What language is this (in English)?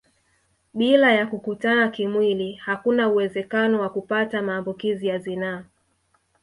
Swahili